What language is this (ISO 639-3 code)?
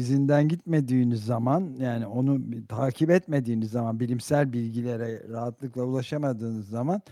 tur